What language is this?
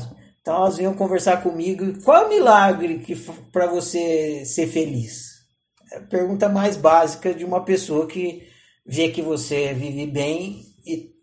Portuguese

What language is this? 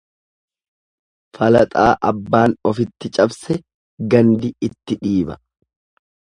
Oromo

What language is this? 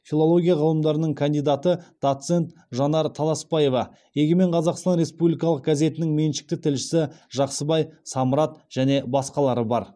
Kazakh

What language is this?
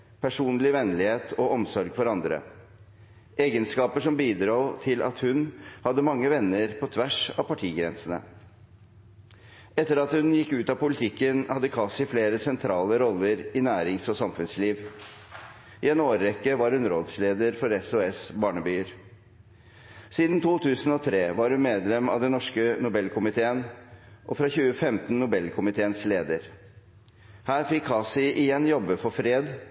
Norwegian Bokmål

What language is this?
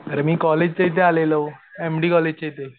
Marathi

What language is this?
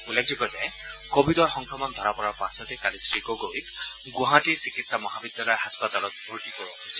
Assamese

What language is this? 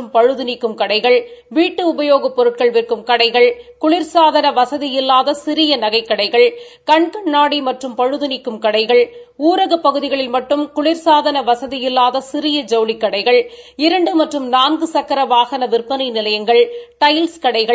Tamil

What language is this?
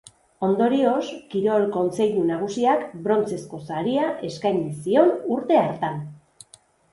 Basque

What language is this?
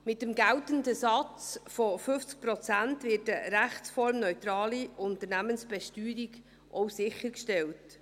Swiss German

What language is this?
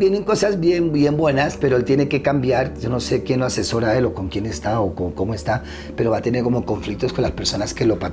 Spanish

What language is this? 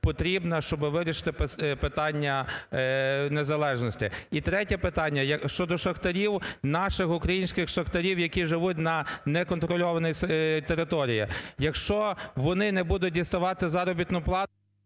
Ukrainian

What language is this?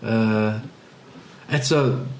Welsh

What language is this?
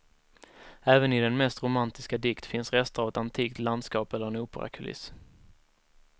Swedish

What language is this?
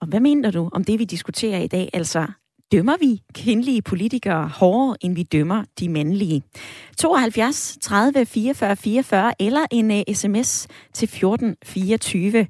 Danish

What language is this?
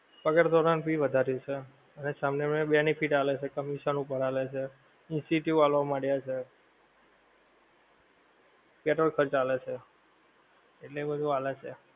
Gujarati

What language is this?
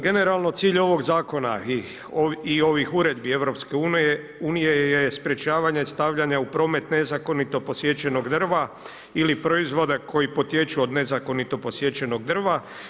Croatian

